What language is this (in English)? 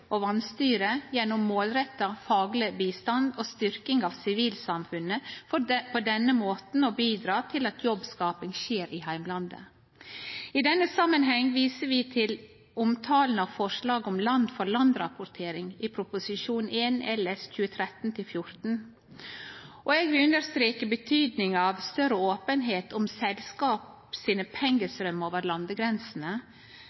Norwegian Nynorsk